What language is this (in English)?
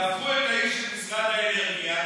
Hebrew